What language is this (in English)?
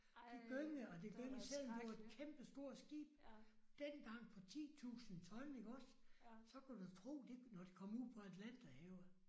Danish